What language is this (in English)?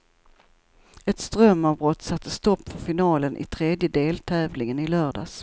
Swedish